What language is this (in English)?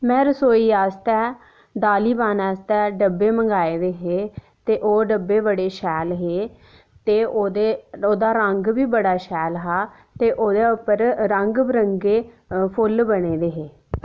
Dogri